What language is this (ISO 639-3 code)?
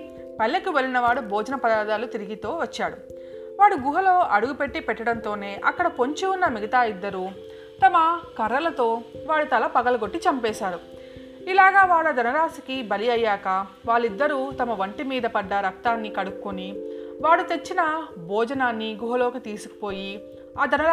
tel